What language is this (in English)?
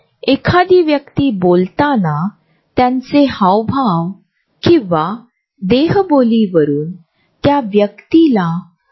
Marathi